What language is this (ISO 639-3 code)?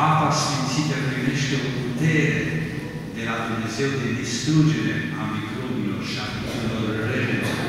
ron